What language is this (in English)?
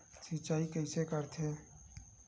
Chhattisgarhi